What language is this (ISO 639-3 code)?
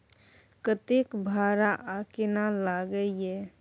mai